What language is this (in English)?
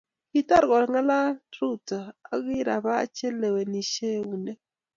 Kalenjin